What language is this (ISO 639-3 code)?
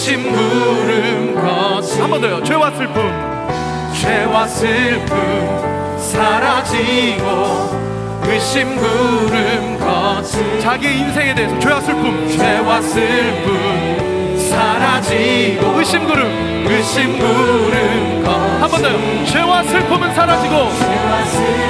kor